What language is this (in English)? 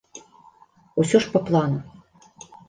Belarusian